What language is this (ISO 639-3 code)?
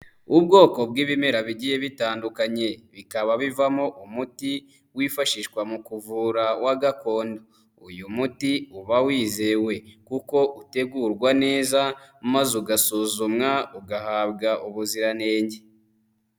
kin